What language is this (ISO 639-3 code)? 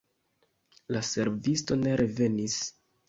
epo